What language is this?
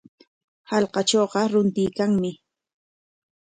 Corongo Ancash Quechua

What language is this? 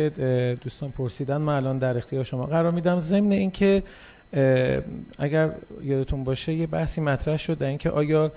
Persian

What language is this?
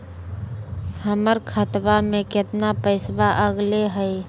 Magahi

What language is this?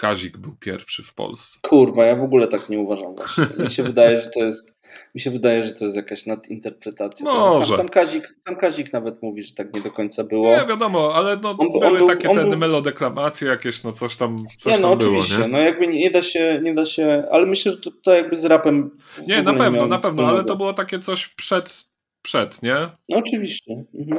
Polish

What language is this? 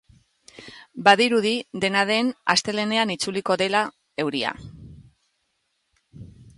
Basque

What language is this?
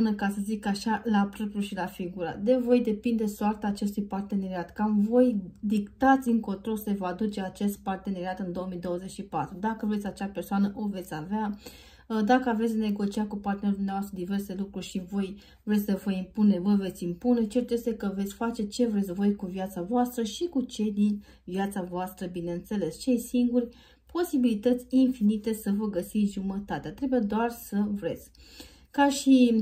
Romanian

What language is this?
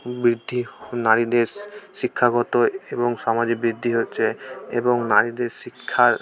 Bangla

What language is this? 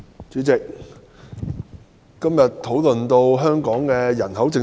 Cantonese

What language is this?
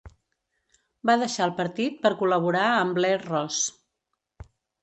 Catalan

